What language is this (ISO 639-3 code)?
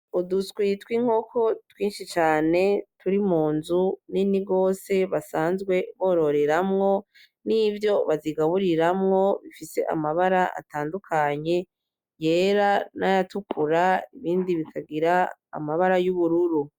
run